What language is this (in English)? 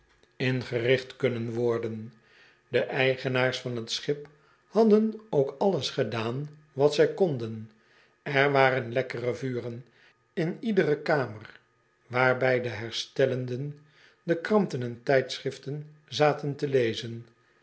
Dutch